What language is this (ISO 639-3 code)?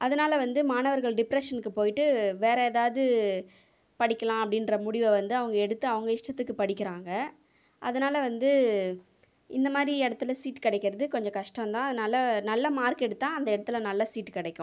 tam